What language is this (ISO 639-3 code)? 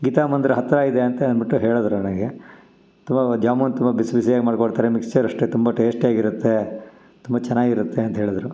kan